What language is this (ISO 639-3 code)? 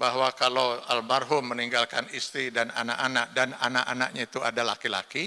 ind